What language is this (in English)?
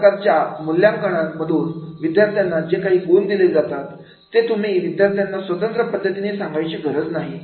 Marathi